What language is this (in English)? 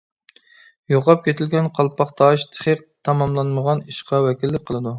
Uyghur